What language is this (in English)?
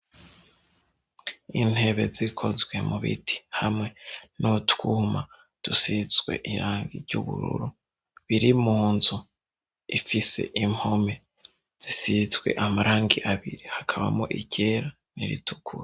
Rundi